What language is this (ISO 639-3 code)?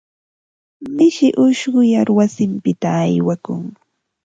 qva